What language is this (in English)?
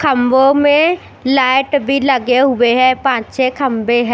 Hindi